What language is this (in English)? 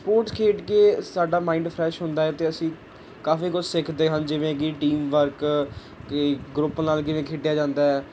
Punjabi